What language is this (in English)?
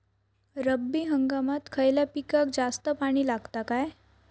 Marathi